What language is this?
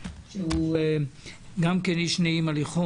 Hebrew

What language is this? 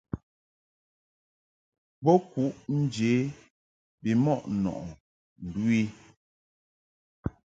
Mungaka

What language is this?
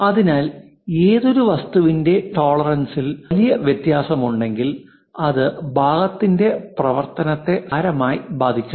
Malayalam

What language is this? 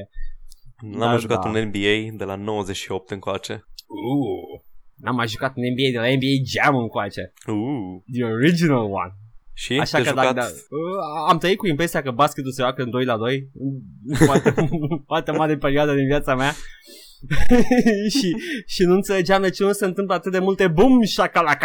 Romanian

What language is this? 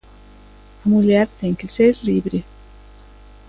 Galician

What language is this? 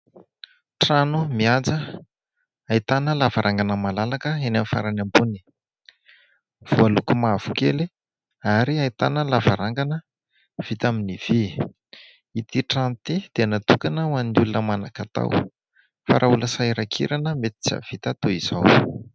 Malagasy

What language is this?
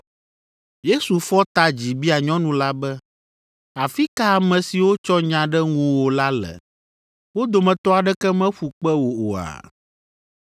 Ewe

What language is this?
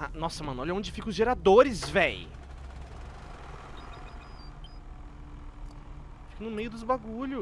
Portuguese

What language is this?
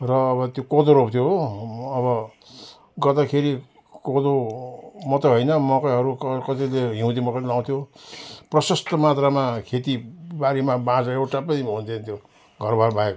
Nepali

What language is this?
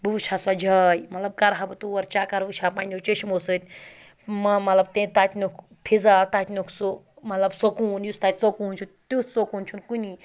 Kashmiri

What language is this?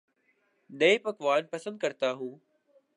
Urdu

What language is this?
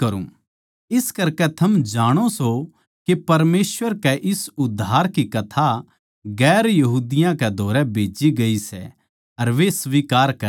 Haryanvi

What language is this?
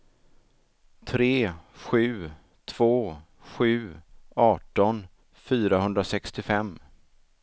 Swedish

